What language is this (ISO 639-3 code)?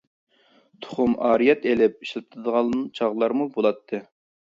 uig